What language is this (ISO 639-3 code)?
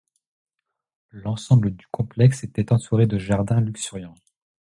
fra